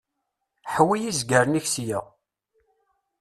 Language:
Kabyle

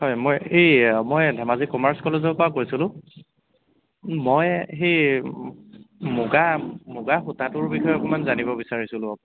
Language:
Assamese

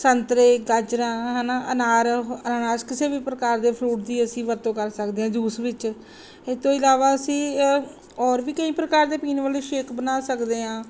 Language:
Punjabi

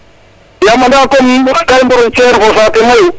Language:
Serer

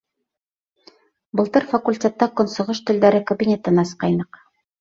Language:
Bashkir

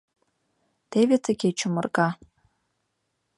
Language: Mari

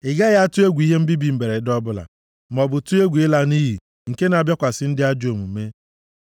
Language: Igbo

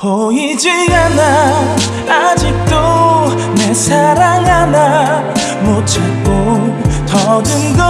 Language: Korean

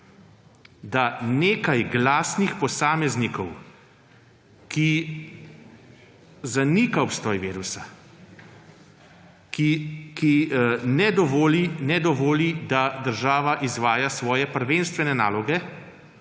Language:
Slovenian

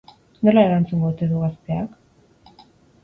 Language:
Basque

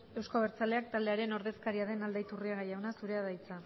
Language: Basque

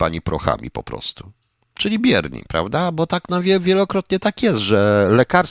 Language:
Polish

